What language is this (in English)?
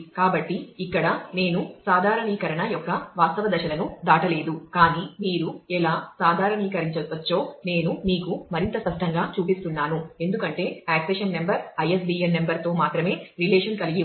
Telugu